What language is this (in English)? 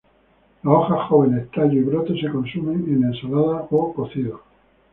Spanish